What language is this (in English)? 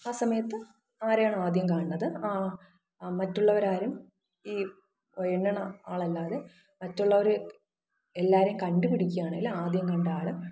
Malayalam